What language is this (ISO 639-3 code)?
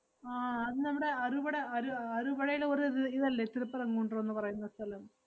mal